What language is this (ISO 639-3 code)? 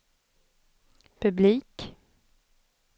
swe